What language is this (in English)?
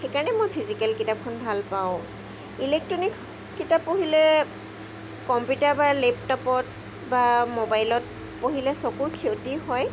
Assamese